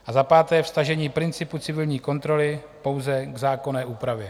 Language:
Czech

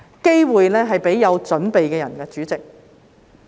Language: Cantonese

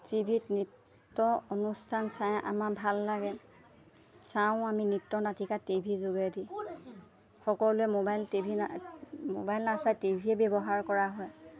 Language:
Assamese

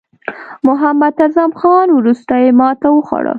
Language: Pashto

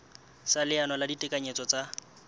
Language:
Southern Sotho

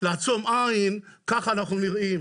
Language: Hebrew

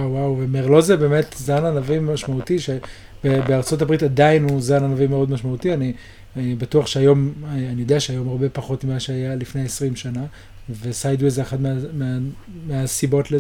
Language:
Hebrew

